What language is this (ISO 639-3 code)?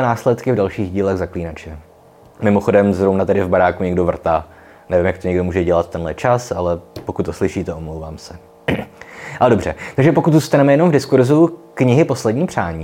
ces